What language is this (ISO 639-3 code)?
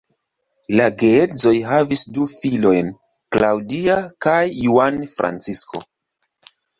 epo